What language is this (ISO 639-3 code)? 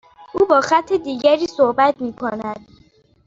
fas